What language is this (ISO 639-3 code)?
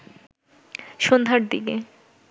ben